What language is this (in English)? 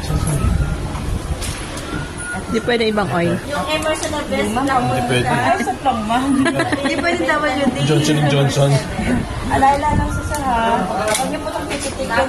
Filipino